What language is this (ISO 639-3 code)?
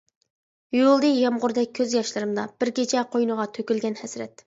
uig